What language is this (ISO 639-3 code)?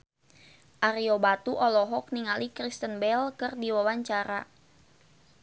sun